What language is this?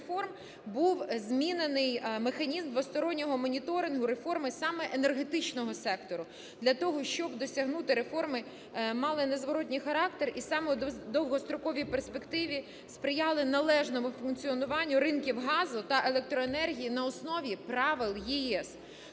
Ukrainian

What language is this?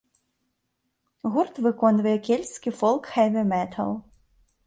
Belarusian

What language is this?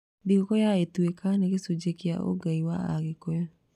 Kikuyu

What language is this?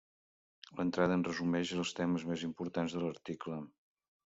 Catalan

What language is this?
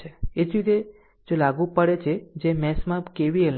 Gujarati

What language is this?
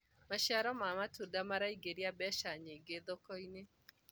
Kikuyu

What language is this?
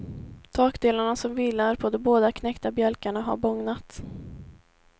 Swedish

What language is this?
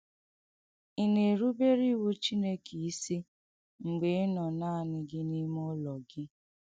Igbo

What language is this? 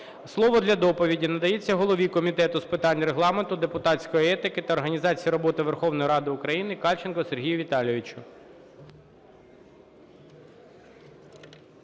Ukrainian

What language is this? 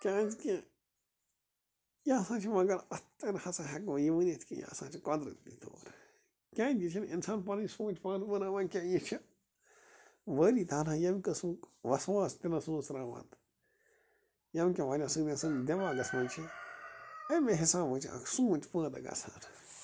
Kashmiri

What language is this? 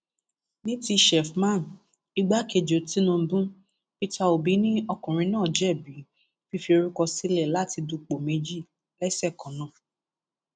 Yoruba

